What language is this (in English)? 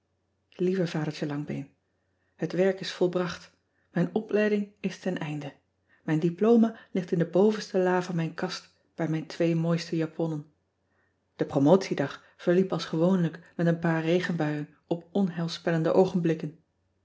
Dutch